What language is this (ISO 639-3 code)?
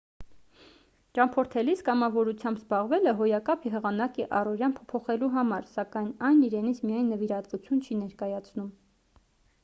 hye